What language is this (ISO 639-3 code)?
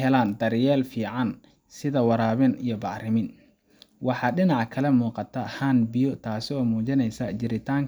som